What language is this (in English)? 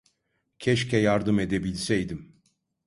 Turkish